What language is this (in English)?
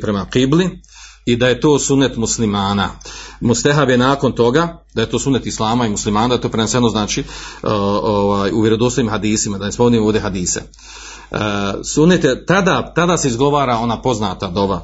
Croatian